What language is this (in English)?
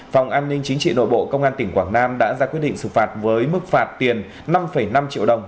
Vietnamese